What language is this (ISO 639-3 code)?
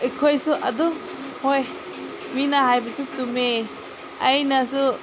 mni